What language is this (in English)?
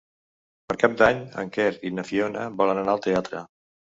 Catalan